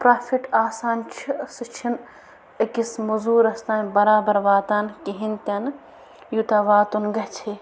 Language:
Kashmiri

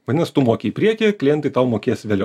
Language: Lithuanian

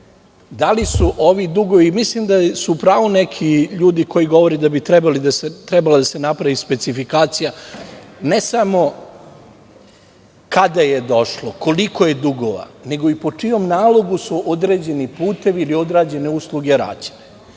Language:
Serbian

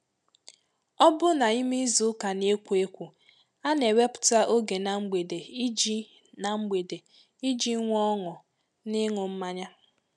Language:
Igbo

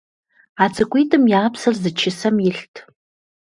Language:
Kabardian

